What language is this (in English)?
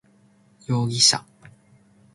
Japanese